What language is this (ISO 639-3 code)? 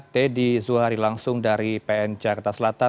ind